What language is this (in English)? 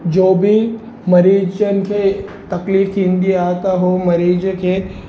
Sindhi